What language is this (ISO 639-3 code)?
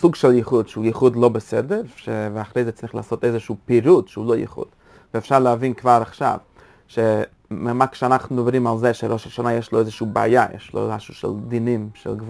heb